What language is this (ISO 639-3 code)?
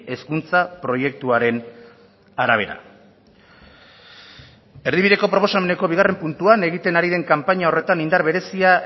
eus